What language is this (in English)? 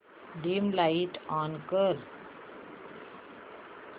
Marathi